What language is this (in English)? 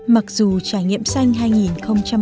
Vietnamese